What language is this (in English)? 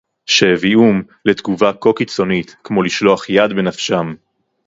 Hebrew